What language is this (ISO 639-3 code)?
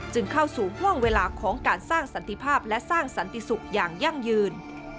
tha